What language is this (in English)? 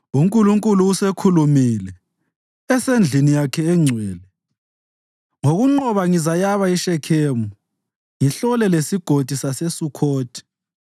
North Ndebele